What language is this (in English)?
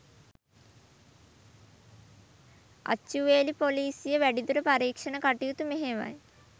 Sinhala